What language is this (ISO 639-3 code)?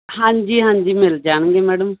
pan